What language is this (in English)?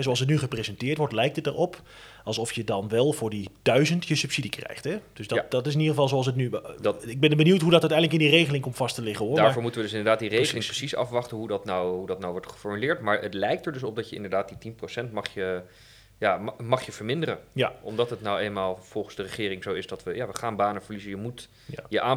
Dutch